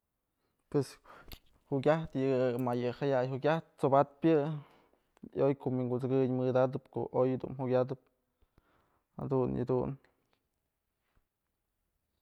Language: Mazatlán Mixe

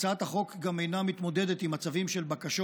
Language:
Hebrew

